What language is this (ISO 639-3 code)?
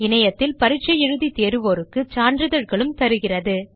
tam